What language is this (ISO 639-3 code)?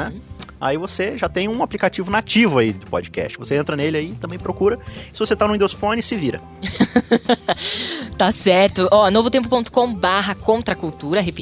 por